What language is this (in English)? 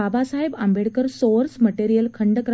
Marathi